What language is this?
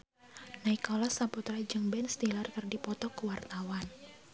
Sundanese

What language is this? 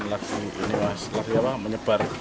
Indonesian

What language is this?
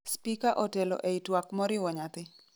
Luo (Kenya and Tanzania)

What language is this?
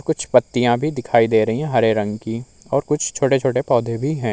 Hindi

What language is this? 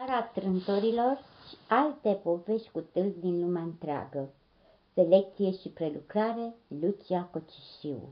Romanian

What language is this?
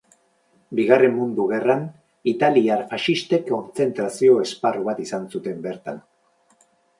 Basque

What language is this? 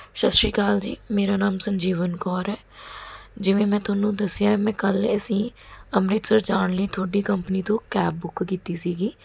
Punjabi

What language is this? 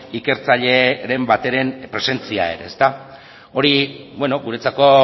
Basque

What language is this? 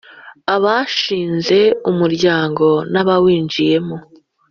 Kinyarwanda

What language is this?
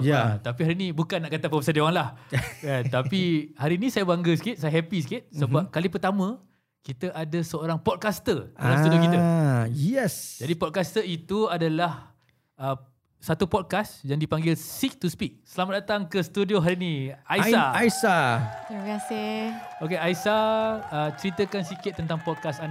Malay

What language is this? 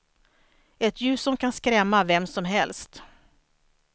Swedish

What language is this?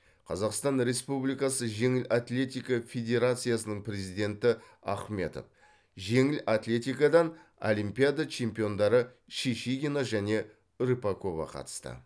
Kazakh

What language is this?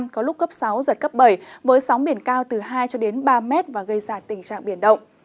Vietnamese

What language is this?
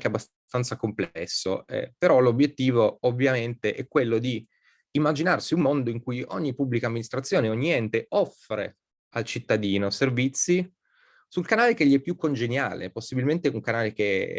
Italian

